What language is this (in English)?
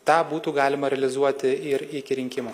Lithuanian